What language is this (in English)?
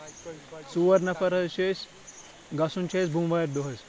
Kashmiri